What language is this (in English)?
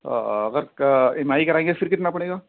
Urdu